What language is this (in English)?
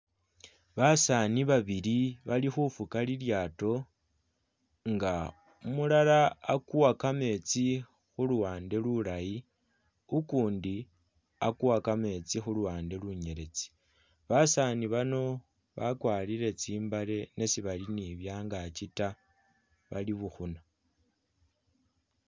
Masaaba